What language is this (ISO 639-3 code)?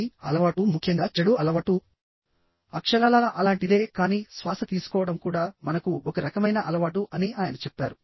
tel